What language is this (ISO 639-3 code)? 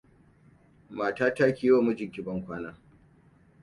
hau